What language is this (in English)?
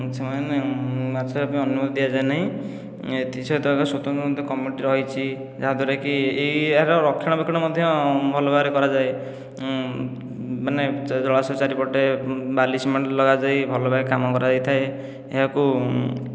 Odia